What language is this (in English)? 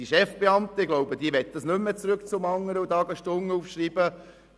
Swiss German